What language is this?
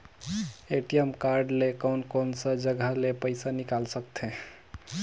Chhattisgarhi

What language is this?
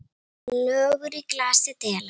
Icelandic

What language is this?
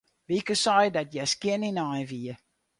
Western Frisian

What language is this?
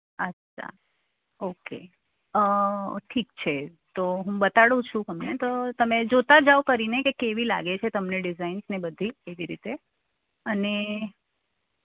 Gujarati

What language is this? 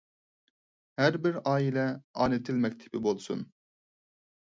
Uyghur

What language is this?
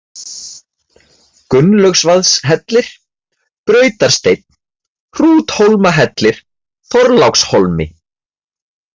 Icelandic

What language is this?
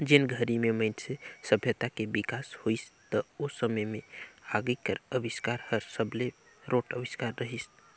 Chhattisgarhi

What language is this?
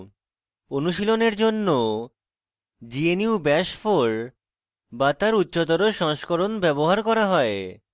Bangla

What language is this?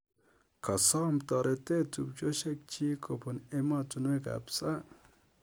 Kalenjin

